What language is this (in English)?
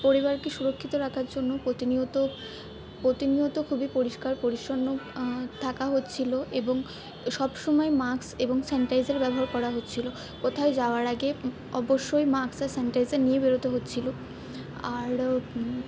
Bangla